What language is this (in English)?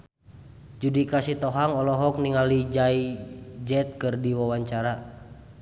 Sundanese